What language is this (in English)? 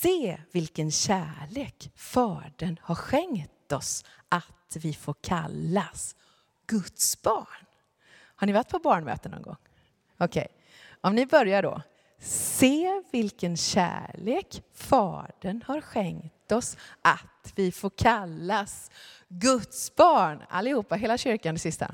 Swedish